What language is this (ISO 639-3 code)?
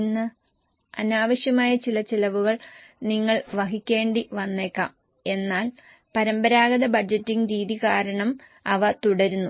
mal